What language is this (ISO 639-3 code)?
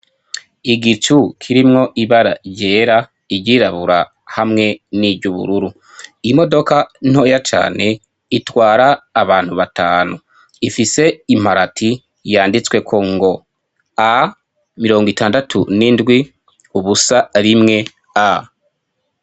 run